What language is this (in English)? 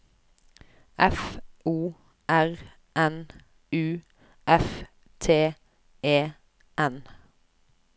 Norwegian